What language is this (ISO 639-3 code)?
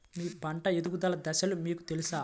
tel